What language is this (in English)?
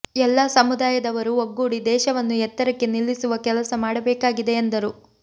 Kannada